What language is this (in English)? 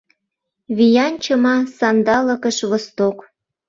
Mari